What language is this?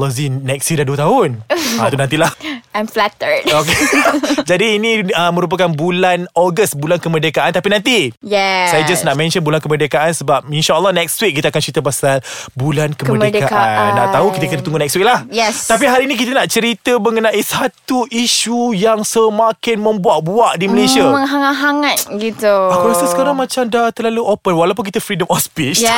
Malay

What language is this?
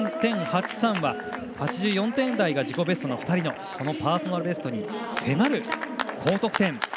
Japanese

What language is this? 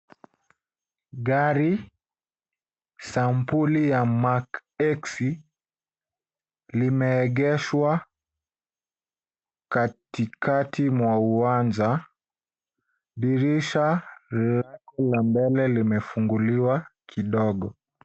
Swahili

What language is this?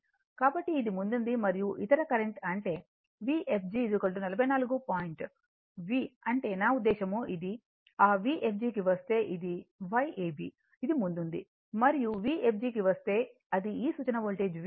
Telugu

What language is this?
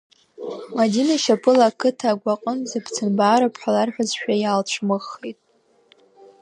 Abkhazian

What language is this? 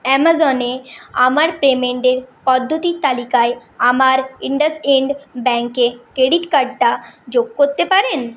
Bangla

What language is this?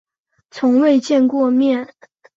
Chinese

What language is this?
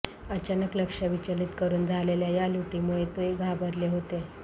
Marathi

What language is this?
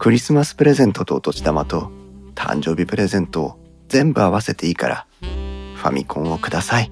Japanese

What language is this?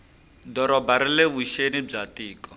Tsonga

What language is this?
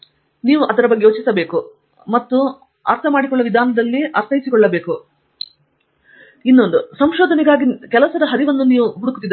Kannada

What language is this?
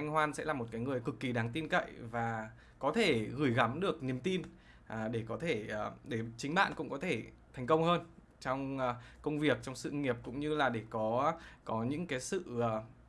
Vietnamese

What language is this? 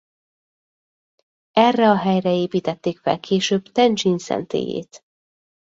Hungarian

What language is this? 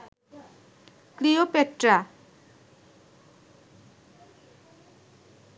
Bangla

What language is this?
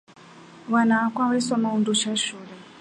Rombo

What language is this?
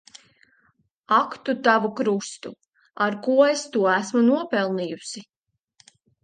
Latvian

